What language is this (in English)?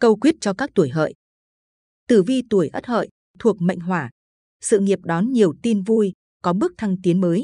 Vietnamese